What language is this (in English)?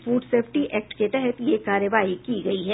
Hindi